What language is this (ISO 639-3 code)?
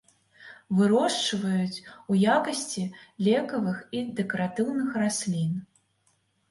bel